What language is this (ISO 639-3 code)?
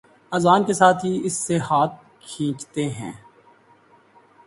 urd